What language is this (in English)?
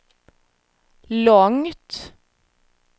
Swedish